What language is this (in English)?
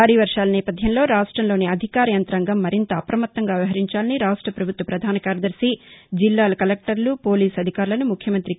Telugu